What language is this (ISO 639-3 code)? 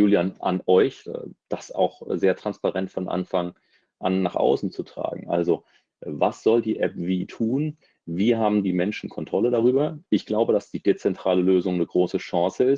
deu